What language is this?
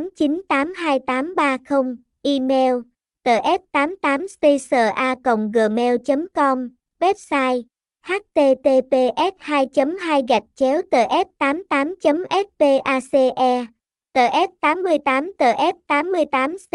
Vietnamese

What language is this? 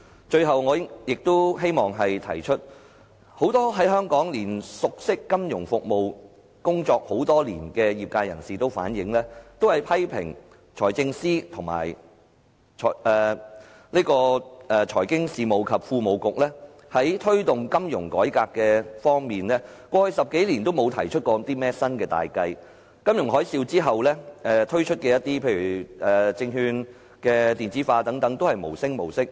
Cantonese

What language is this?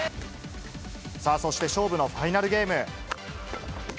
Japanese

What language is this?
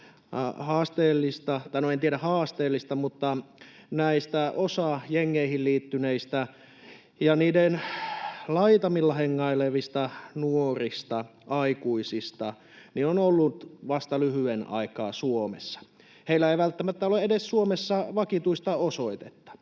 Finnish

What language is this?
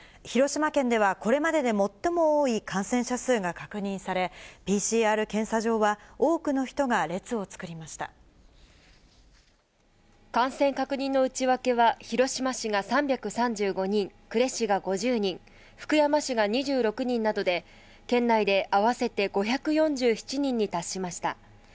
Japanese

